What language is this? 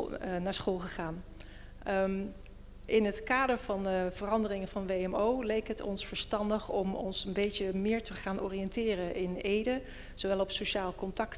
Dutch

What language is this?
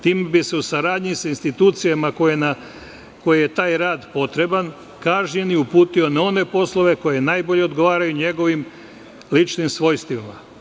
Serbian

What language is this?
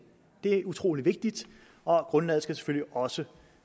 Danish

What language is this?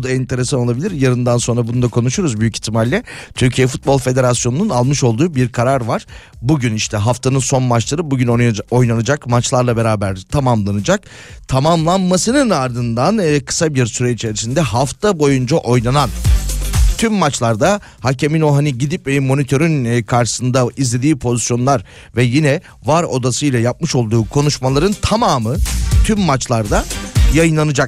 Turkish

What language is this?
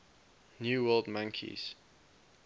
English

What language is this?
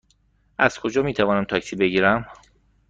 Persian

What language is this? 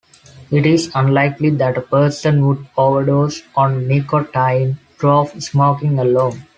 English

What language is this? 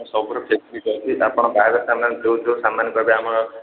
Odia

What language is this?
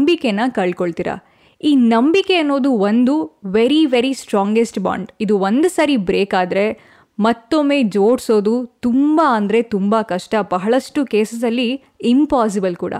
Kannada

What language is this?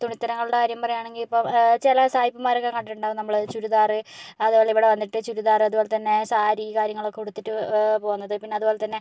Malayalam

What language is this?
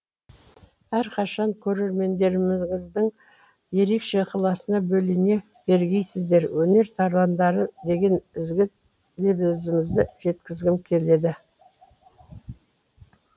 Kazakh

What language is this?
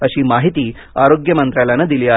Marathi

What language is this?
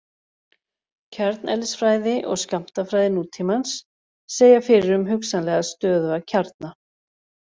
Icelandic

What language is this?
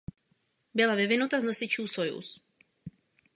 Czech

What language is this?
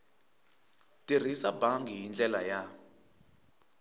Tsonga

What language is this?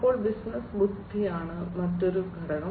Malayalam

